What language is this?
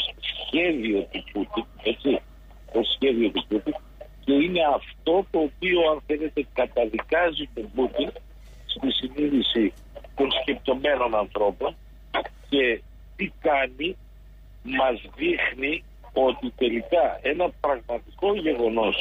Greek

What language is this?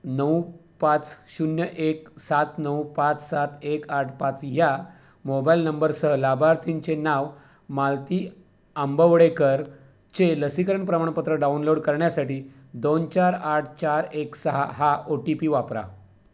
Marathi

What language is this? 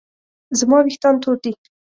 Pashto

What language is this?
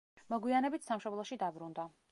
Georgian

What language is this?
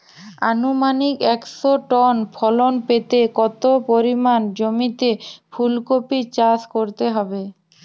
Bangla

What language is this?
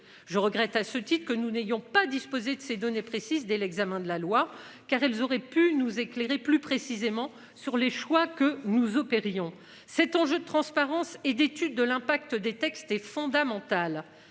French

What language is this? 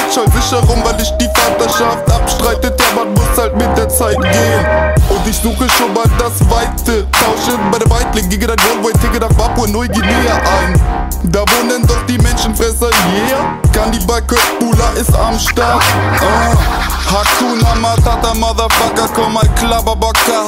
Dutch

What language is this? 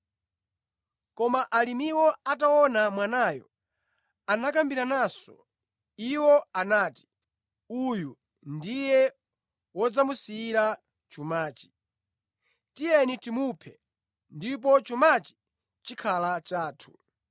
Nyanja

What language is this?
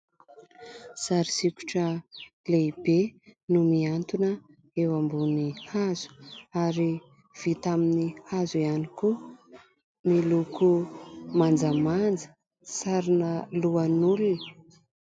Malagasy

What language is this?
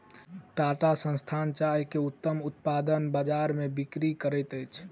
Maithili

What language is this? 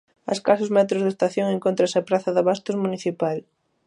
Galician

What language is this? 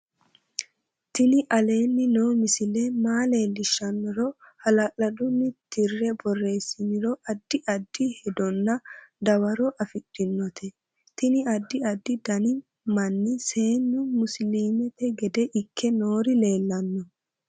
Sidamo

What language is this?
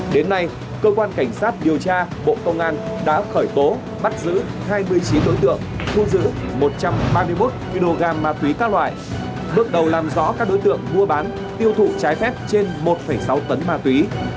Vietnamese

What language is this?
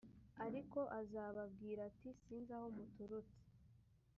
Kinyarwanda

